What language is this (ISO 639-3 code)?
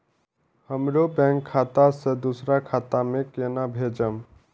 mai